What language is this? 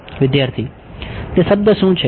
Gujarati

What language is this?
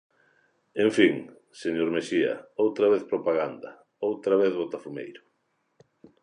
Galician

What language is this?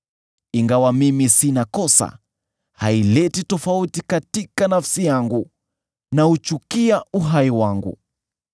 Swahili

